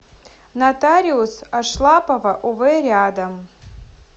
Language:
Russian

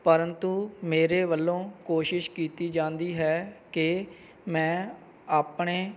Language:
Punjabi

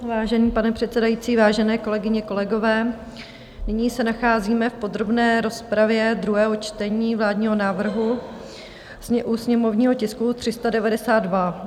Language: Czech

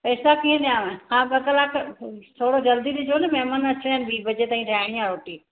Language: Sindhi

